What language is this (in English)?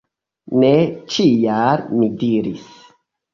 Esperanto